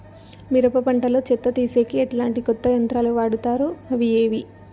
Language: Telugu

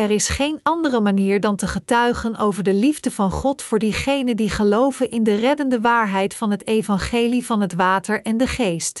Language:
Dutch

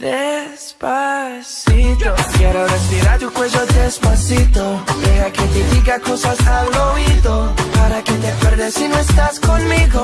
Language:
Arabic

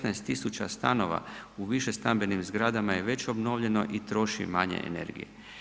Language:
Croatian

